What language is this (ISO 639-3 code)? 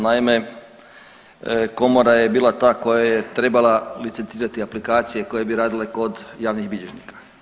hrv